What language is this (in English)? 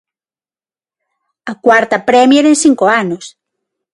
Galician